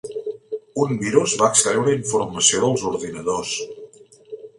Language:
Catalan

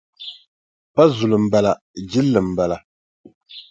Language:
Dagbani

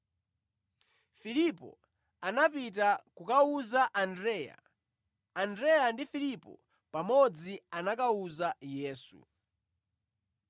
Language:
Nyanja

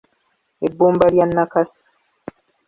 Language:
Ganda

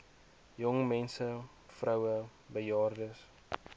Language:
Afrikaans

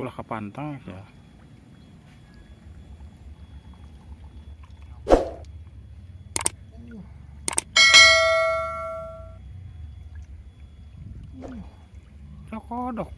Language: Indonesian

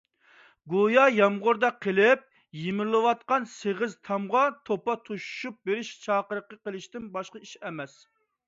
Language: Uyghur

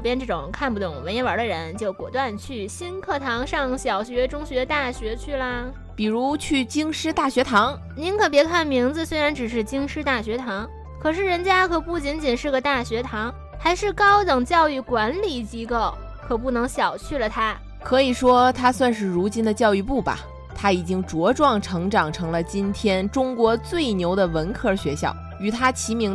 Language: Chinese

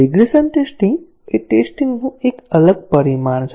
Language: Gujarati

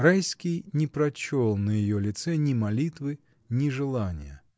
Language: Russian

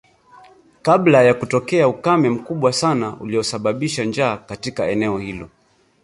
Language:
Swahili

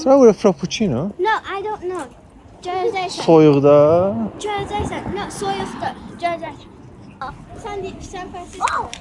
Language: Turkish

